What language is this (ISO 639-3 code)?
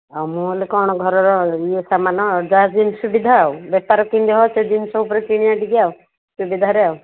ori